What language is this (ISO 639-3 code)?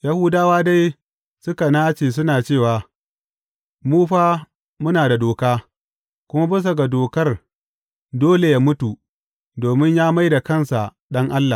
hau